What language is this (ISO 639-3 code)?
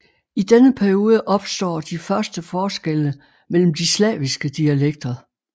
dan